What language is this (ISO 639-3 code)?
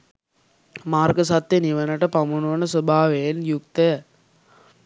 sin